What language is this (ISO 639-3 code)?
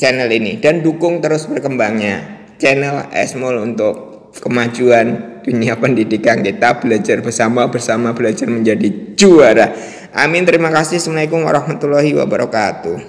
ind